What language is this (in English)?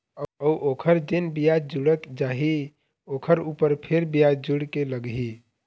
Chhattisgarhi